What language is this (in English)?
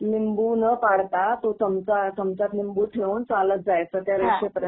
Marathi